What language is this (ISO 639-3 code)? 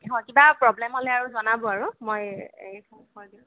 asm